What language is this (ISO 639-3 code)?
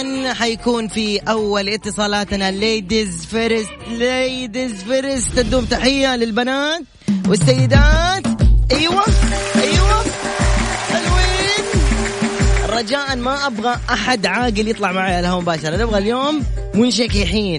ara